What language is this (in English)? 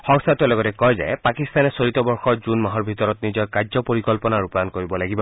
Assamese